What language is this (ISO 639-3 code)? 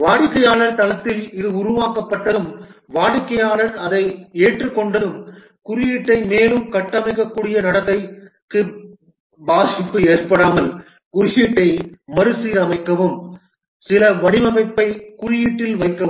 tam